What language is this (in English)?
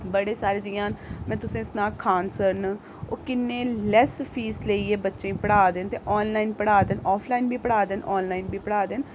Dogri